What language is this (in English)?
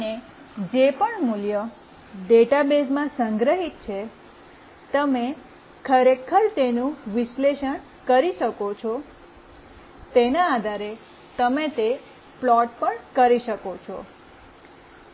Gujarati